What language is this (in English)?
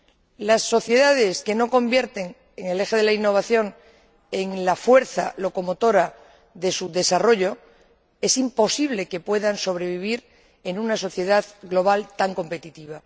Spanish